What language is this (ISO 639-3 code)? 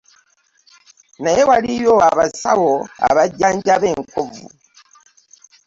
lug